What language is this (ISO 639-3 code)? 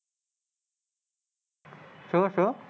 guj